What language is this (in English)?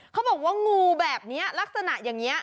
Thai